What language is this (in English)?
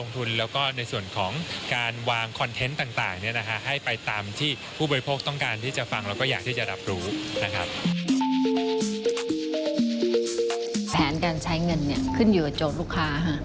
Thai